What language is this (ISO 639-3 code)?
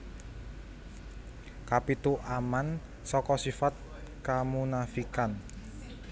jav